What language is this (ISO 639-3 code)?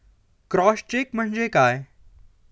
mar